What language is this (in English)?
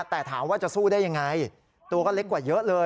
Thai